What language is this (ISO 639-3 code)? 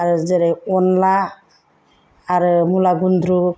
brx